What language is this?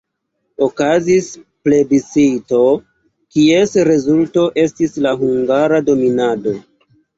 Esperanto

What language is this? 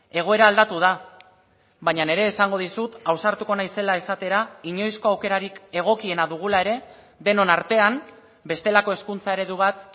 Basque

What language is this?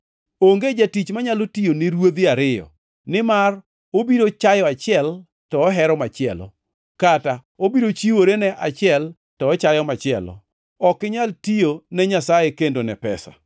Luo (Kenya and Tanzania)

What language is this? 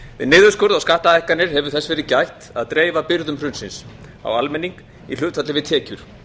Icelandic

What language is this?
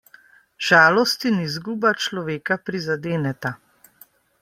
Slovenian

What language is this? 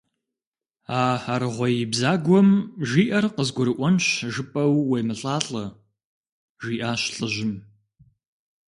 Kabardian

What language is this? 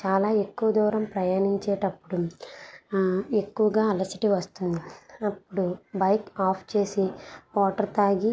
Telugu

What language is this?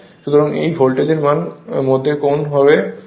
Bangla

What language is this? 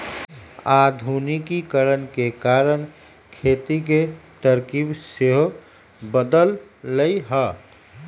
Magahi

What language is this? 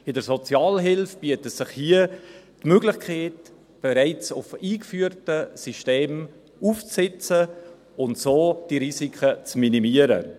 Swiss German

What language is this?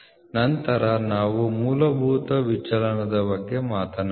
Kannada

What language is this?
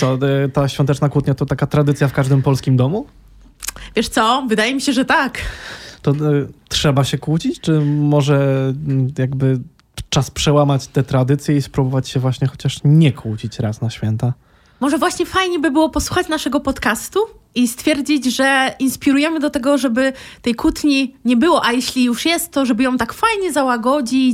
Polish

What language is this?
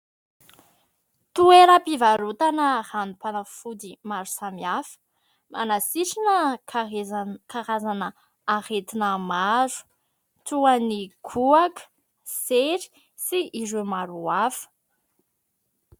Malagasy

